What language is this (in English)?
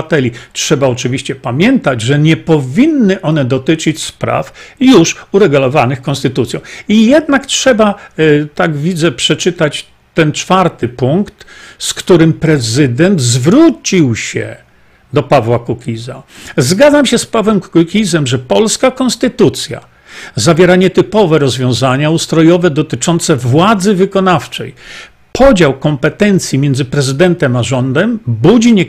Polish